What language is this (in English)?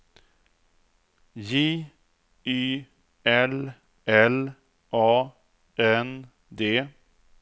Swedish